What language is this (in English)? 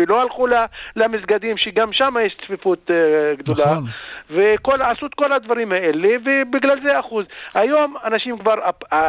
Hebrew